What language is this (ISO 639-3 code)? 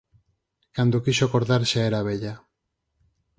glg